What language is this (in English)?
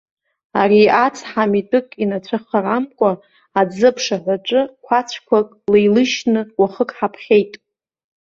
Abkhazian